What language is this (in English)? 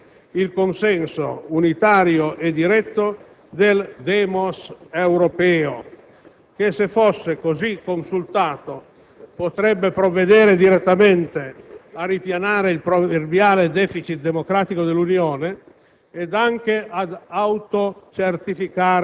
Italian